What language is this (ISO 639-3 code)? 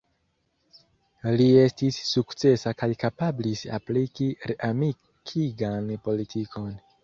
epo